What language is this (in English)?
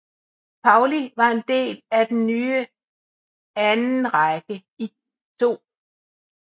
Danish